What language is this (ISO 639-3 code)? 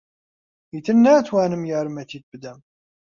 ckb